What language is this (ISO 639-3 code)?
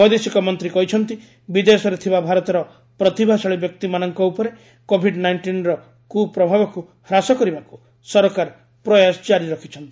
ori